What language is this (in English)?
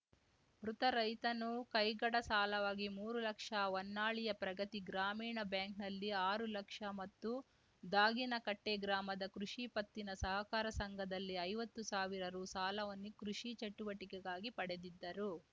Kannada